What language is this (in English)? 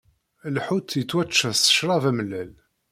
Kabyle